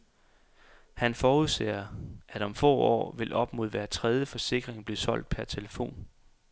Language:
Danish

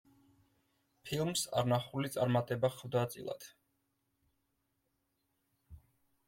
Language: Georgian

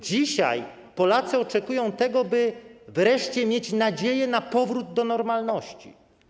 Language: Polish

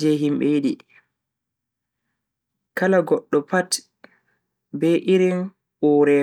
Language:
Bagirmi Fulfulde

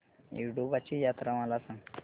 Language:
Marathi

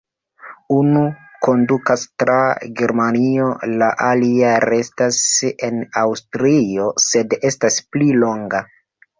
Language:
Esperanto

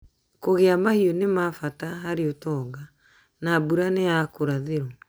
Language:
Kikuyu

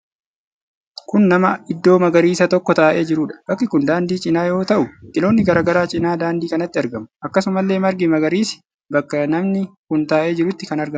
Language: Oromo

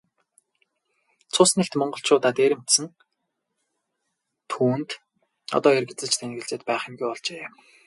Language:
Mongolian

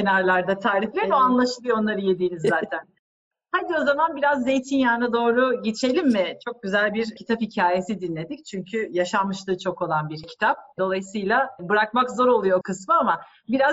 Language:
Turkish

